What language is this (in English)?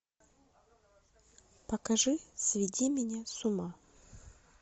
Russian